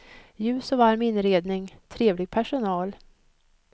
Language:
Swedish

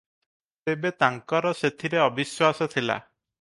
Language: Odia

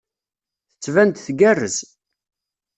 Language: Kabyle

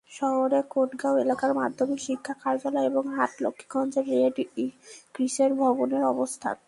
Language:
Bangla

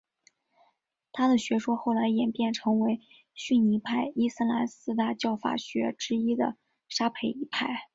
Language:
Chinese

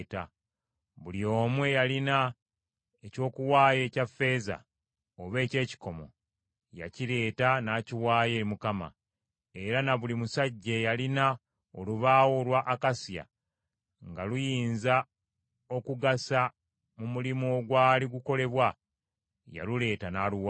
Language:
Ganda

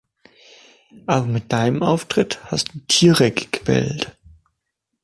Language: German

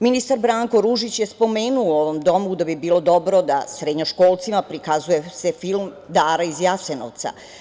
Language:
Serbian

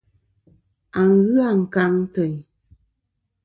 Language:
Kom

